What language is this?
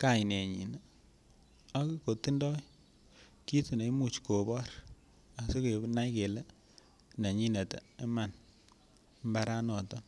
Kalenjin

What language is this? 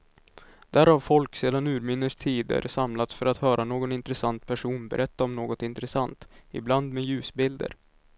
Swedish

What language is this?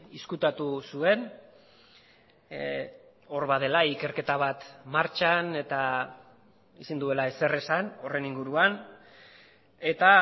Basque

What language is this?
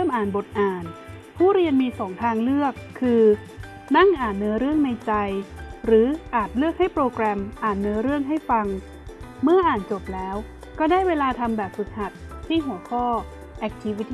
Thai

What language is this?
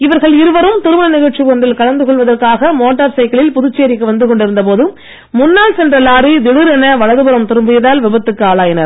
Tamil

